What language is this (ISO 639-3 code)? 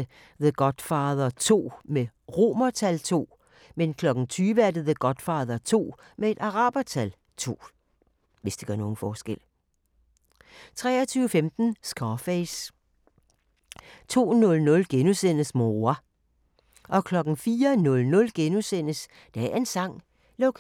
dan